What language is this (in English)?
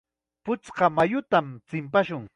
Chiquián Ancash Quechua